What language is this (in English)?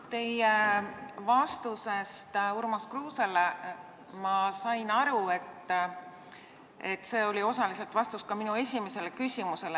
Estonian